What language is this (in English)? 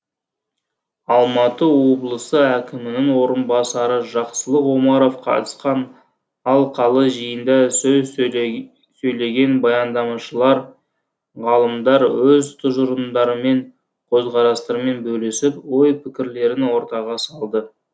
Kazakh